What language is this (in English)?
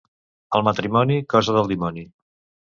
Catalan